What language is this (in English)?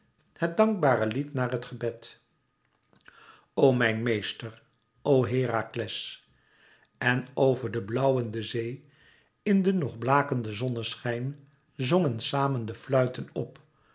Dutch